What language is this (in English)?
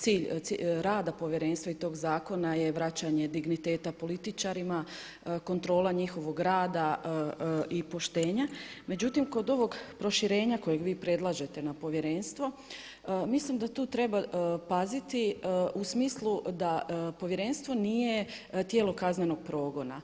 Croatian